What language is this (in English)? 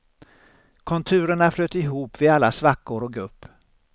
Swedish